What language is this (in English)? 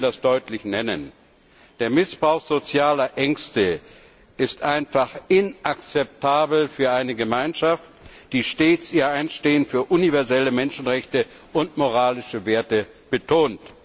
German